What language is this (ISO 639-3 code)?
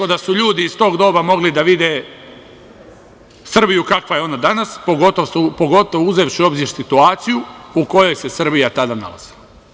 srp